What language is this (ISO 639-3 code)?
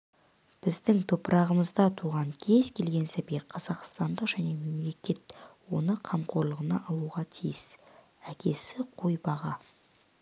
kaz